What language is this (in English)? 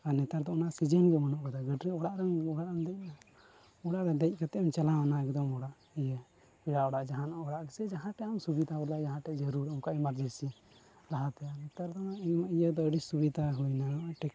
Santali